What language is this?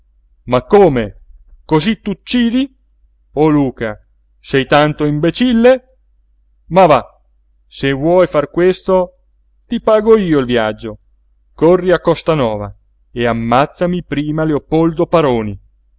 Italian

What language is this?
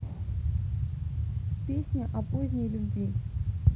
Russian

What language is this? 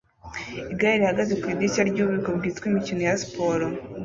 Kinyarwanda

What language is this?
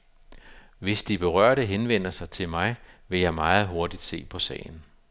Danish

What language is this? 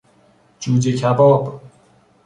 Persian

